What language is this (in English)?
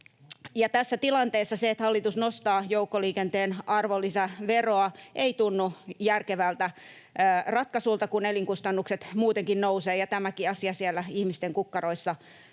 Finnish